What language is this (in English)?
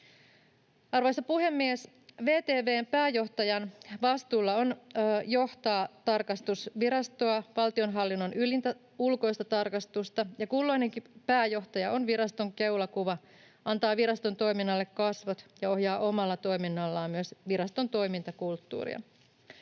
Finnish